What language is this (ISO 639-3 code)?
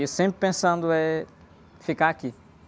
por